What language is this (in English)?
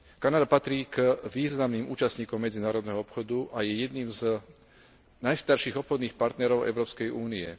Slovak